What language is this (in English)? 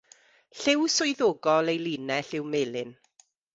Welsh